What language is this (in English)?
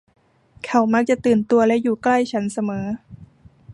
Thai